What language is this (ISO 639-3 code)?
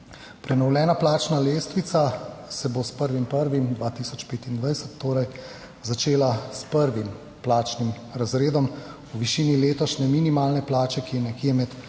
slv